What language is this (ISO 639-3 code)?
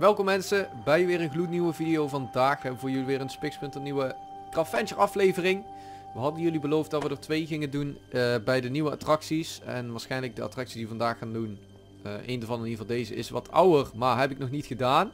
nld